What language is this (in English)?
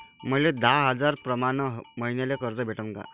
Marathi